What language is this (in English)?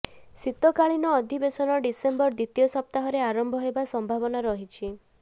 Odia